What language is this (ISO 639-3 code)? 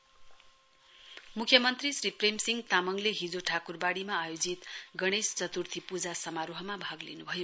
nep